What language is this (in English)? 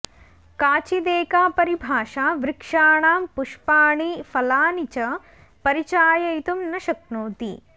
Sanskrit